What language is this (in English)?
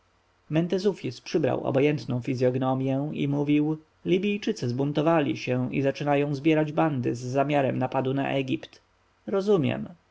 Polish